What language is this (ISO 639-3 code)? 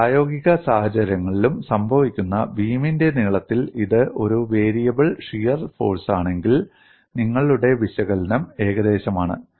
mal